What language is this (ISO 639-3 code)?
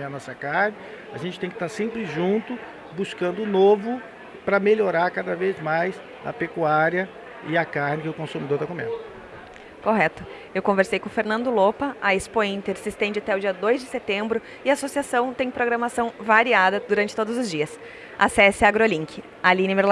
por